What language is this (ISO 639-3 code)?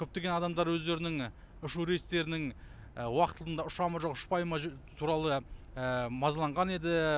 kaz